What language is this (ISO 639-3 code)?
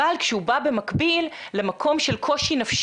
heb